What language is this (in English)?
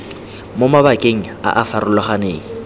Tswana